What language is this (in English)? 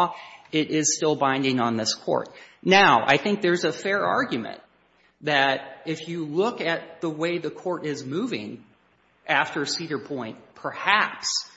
English